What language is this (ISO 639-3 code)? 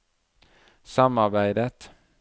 nor